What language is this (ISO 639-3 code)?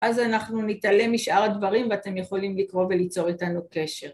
heb